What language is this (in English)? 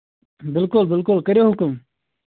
Kashmiri